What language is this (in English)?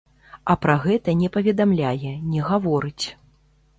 Belarusian